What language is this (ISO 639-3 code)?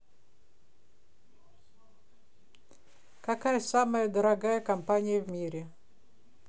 rus